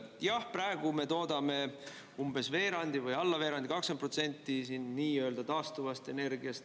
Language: Estonian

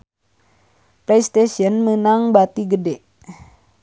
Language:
Sundanese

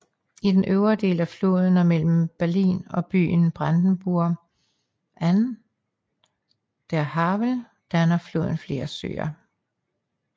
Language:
Danish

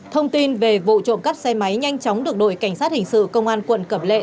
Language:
Vietnamese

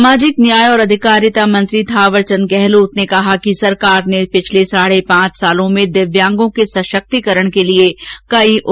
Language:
Hindi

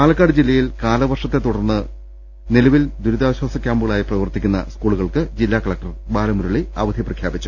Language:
Malayalam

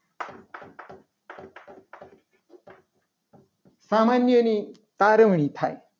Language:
Gujarati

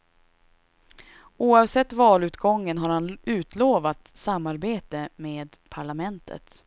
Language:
Swedish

